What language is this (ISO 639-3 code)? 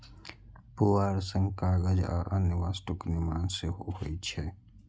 mai